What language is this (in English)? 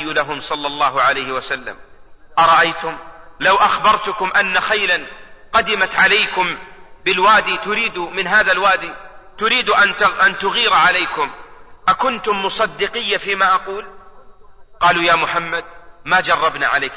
Arabic